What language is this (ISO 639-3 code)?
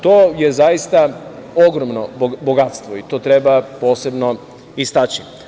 srp